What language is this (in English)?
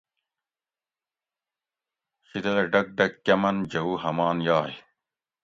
Gawri